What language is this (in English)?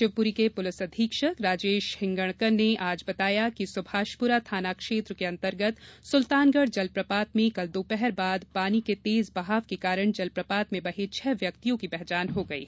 Hindi